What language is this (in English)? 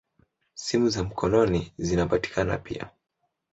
Swahili